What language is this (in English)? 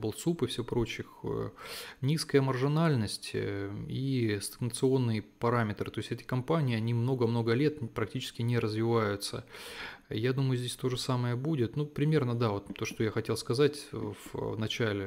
Russian